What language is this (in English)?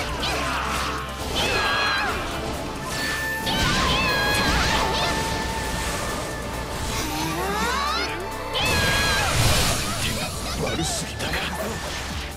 Japanese